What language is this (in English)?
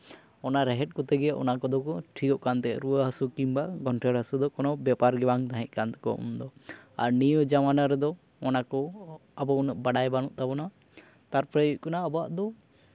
Santali